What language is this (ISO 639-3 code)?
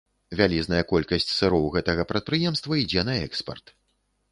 bel